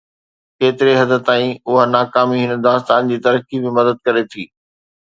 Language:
Sindhi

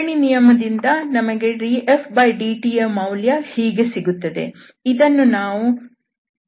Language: Kannada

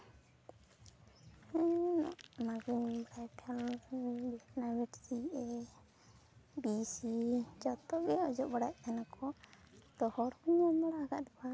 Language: Santali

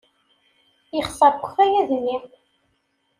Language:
Kabyle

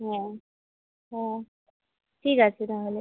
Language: Bangla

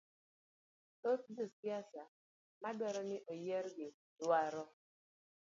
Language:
Luo (Kenya and Tanzania)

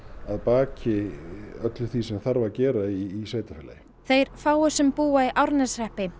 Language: Icelandic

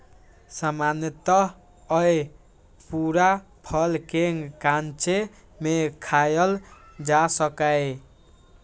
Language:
Maithili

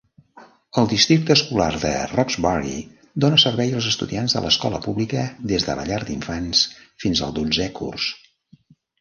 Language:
Catalan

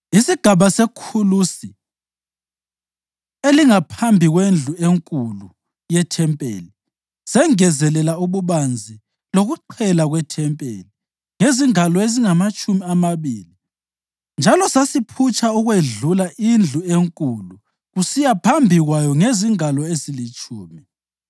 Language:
North Ndebele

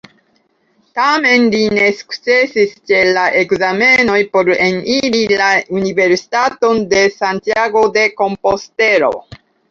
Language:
Esperanto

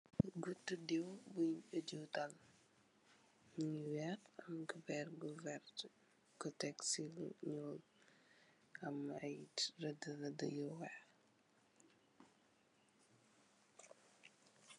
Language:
Wolof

